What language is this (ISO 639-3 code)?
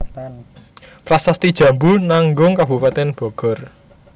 jav